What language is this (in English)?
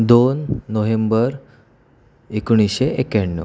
Marathi